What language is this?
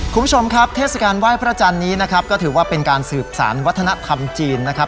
Thai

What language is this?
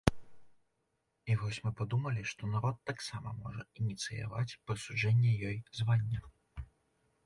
Belarusian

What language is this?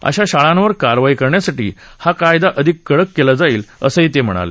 Marathi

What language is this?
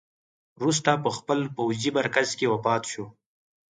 Pashto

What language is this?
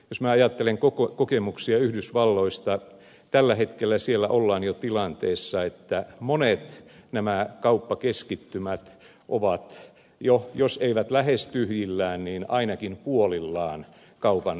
Finnish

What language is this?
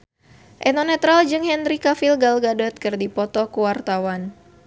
Sundanese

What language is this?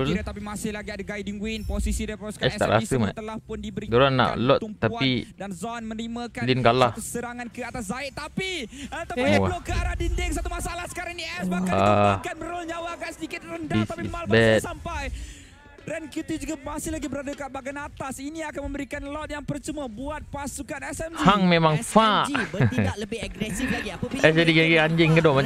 Malay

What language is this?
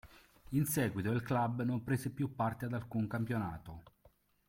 Italian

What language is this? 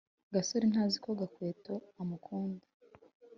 Kinyarwanda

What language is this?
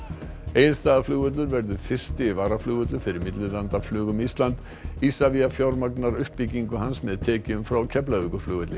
Icelandic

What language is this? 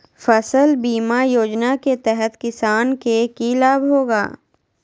Magahi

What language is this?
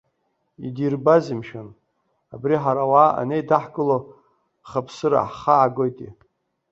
Abkhazian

